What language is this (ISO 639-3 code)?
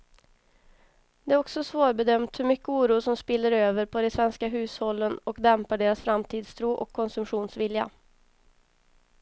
swe